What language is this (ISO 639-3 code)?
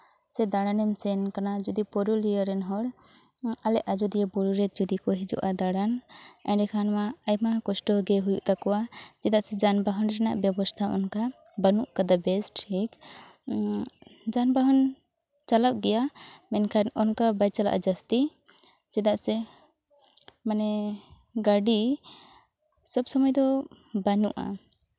sat